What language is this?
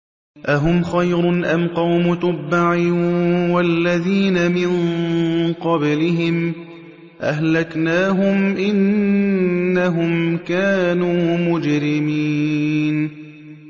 Arabic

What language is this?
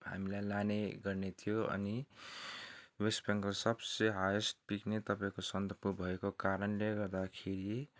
Nepali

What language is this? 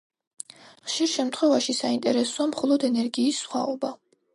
Georgian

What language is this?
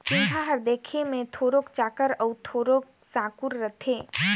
Chhattisgarhi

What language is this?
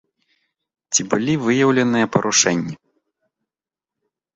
Belarusian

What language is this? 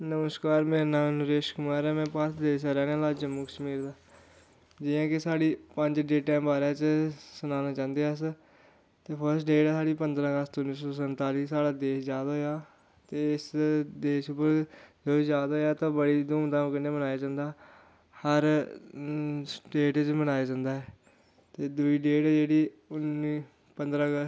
Dogri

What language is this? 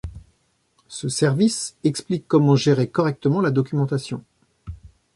French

